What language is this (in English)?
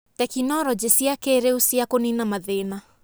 Kikuyu